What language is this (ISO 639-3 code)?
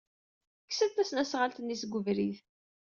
kab